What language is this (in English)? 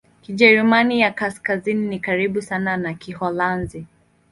Swahili